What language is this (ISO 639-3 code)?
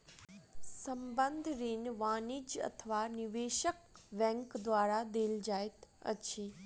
mai